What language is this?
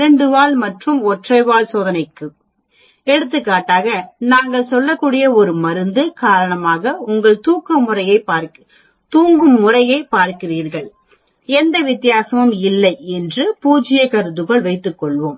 Tamil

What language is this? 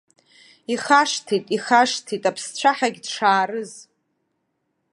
Abkhazian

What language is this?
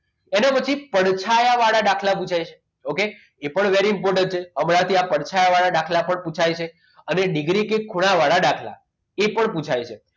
Gujarati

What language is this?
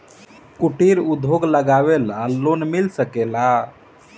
Bhojpuri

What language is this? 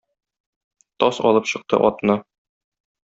Tatar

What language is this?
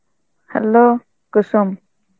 Bangla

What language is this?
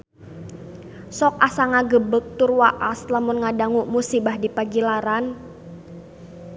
Sundanese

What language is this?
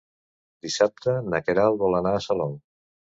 Catalan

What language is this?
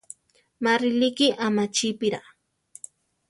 Central Tarahumara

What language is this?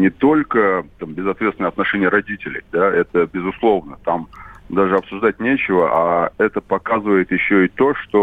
Russian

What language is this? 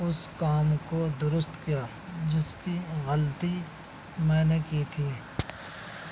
Urdu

